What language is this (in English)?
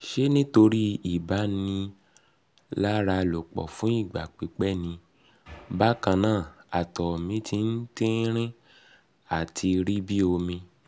Yoruba